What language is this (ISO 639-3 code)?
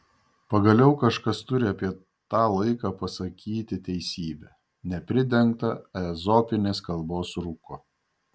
lit